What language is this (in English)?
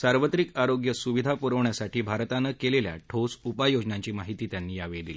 Marathi